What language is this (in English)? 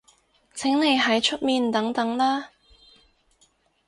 Cantonese